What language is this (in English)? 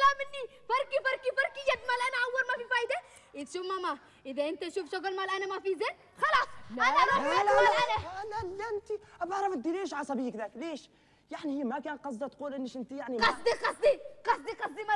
Arabic